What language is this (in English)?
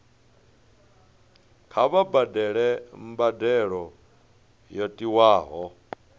Venda